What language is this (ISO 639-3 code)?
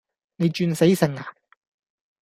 yue